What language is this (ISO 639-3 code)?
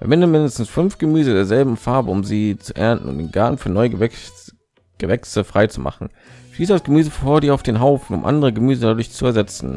deu